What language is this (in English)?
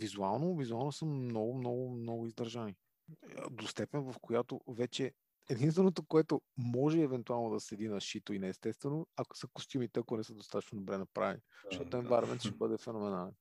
Bulgarian